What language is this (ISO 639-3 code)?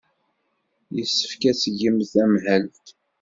kab